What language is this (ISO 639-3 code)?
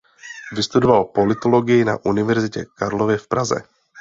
ces